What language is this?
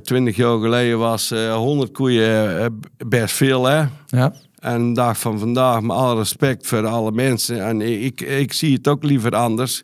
Dutch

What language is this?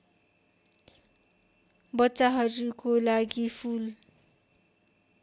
Nepali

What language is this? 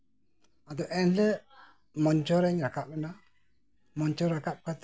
Santali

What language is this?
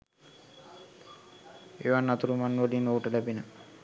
Sinhala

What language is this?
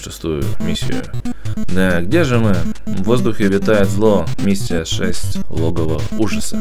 Russian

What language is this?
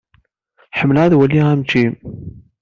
Kabyle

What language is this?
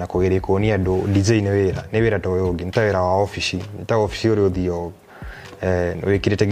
Swahili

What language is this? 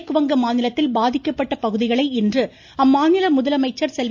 Tamil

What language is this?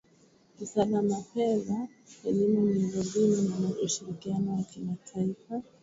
Swahili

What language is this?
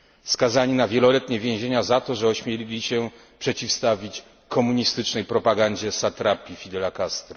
Polish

